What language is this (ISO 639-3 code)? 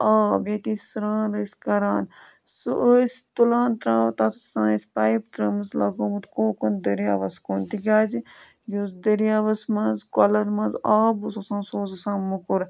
kas